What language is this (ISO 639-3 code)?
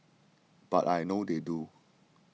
eng